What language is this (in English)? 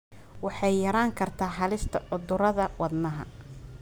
Somali